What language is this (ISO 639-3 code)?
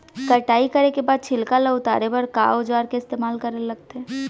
hne